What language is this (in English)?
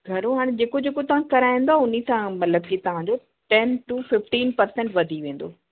Sindhi